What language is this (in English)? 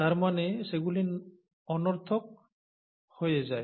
Bangla